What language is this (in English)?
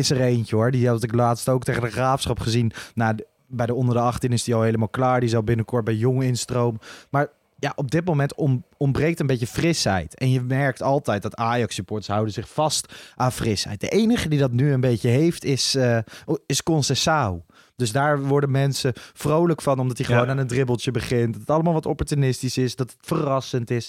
Dutch